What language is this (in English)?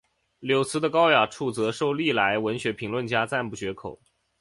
Chinese